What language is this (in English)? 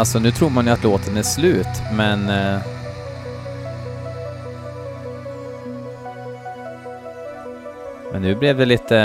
Swedish